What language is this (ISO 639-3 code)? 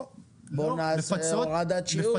heb